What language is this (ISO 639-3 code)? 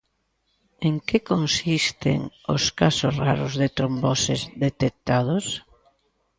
glg